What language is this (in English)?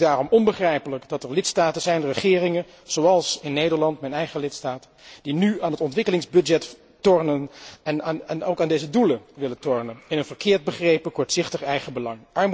Dutch